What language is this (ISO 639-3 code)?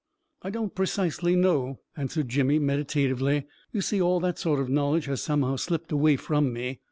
eng